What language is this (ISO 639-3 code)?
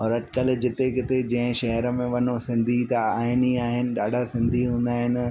snd